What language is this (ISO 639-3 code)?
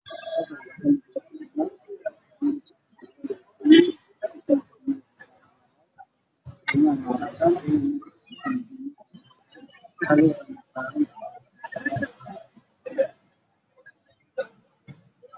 som